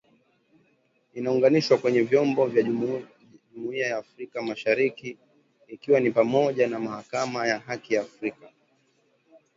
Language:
Swahili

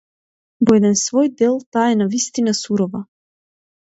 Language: Macedonian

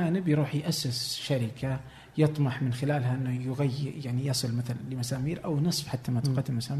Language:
Arabic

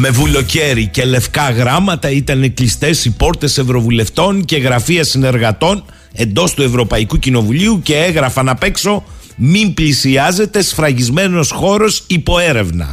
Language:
Greek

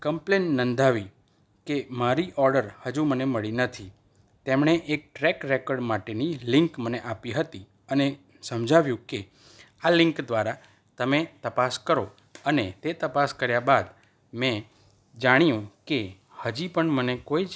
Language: Gujarati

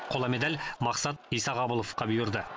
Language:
Kazakh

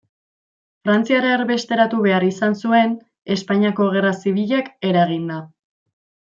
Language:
Basque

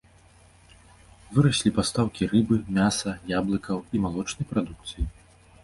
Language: Belarusian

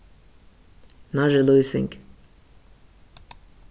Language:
Faroese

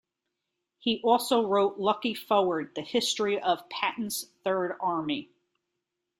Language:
English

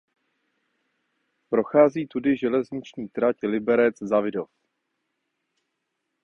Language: Czech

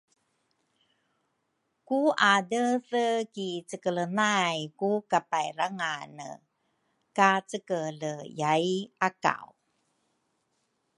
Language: Rukai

